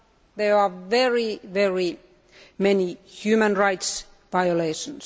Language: English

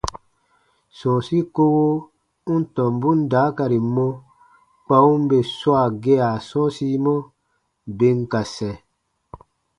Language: Baatonum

